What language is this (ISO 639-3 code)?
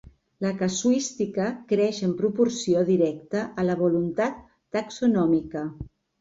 cat